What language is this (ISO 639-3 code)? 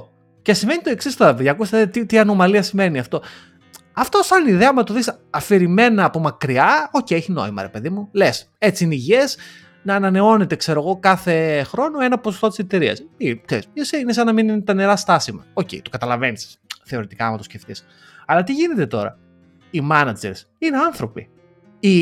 ell